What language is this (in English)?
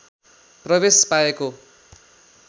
Nepali